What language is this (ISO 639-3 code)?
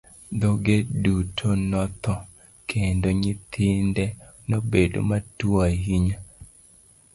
luo